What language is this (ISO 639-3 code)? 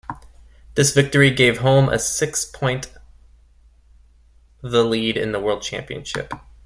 eng